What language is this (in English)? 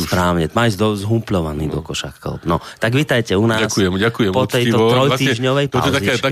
Slovak